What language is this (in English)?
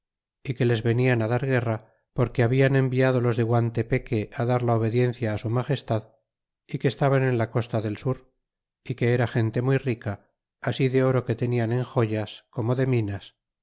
Spanish